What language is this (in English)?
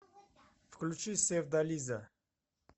Russian